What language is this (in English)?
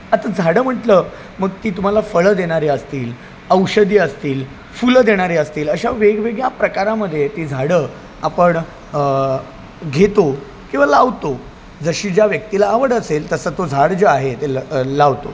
Marathi